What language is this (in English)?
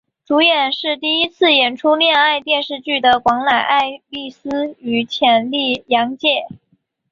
Chinese